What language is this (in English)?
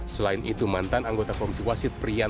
Indonesian